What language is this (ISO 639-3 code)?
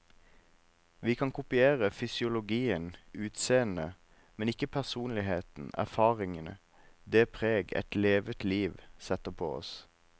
nor